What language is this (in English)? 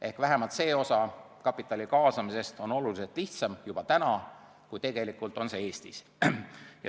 Estonian